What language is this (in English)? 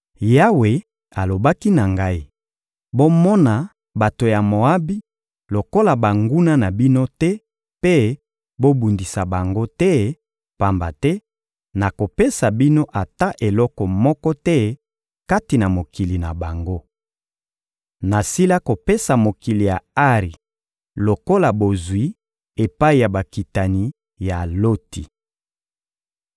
Lingala